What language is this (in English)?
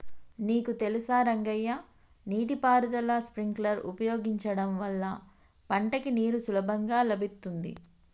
Telugu